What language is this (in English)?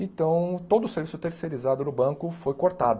Portuguese